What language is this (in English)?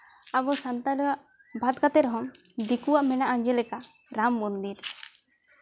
Santali